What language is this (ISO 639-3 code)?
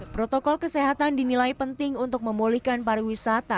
ind